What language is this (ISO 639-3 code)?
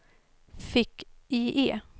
swe